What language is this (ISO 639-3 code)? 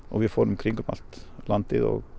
isl